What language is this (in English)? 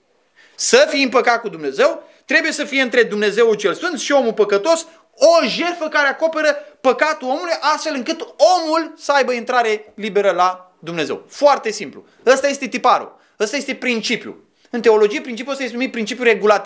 Romanian